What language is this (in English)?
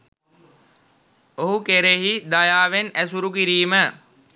Sinhala